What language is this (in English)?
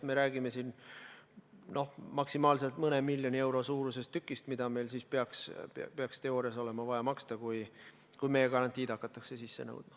Estonian